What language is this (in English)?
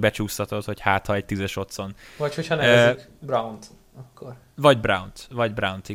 Hungarian